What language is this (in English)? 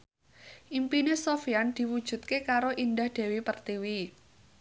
Javanese